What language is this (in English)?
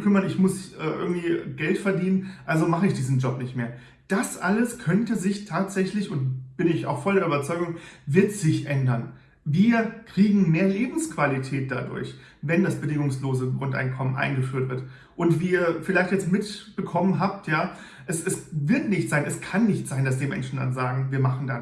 German